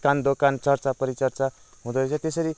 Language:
Nepali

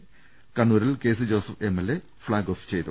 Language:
Malayalam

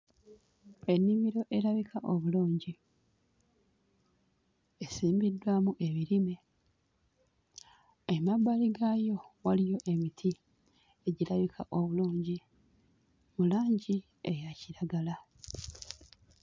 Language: Ganda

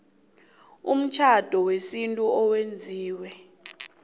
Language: South Ndebele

